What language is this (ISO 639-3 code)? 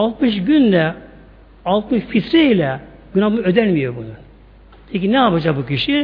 tur